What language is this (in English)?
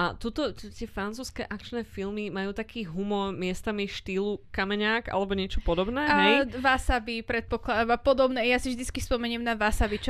Slovak